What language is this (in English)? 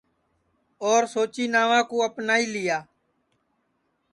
Sansi